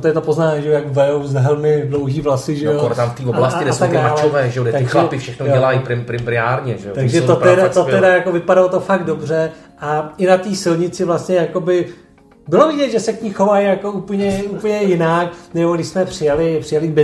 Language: Czech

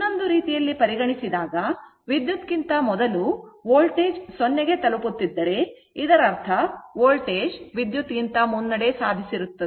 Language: Kannada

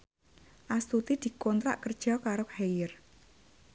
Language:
Javanese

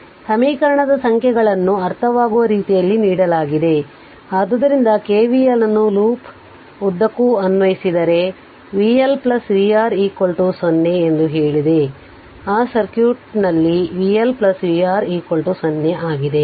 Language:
Kannada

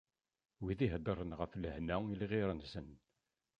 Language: Kabyle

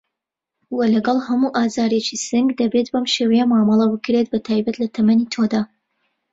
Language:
Central Kurdish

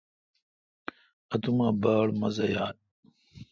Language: Kalkoti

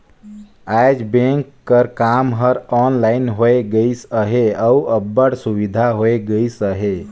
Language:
Chhattisgarhi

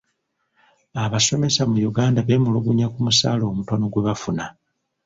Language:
Ganda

